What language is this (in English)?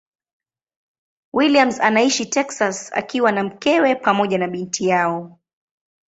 Swahili